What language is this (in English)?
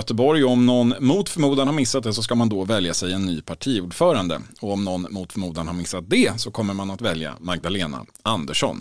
Swedish